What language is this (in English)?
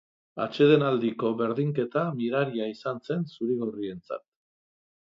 Basque